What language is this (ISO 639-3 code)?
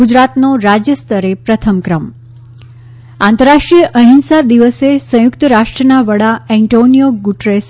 guj